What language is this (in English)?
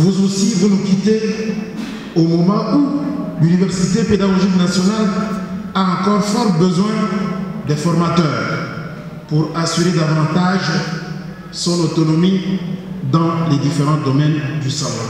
French